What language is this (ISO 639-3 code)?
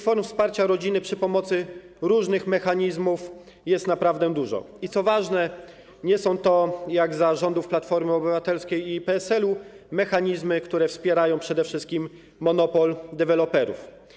pol